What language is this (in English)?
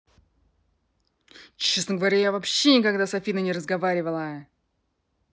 Russian